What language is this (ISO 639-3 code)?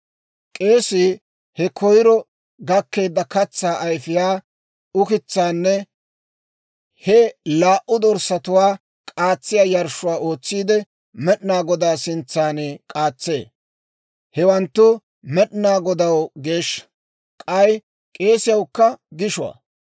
dwr